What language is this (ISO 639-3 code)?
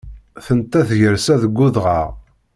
kab